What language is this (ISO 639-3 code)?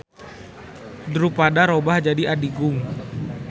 sun